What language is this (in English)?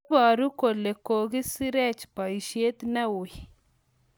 Kalenjin